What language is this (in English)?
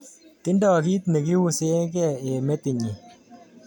Kalenjin